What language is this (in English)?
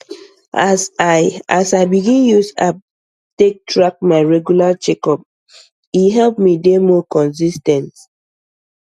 Nigerian Pidgin